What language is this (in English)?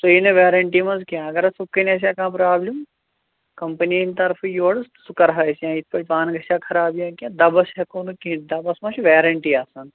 Kashmiri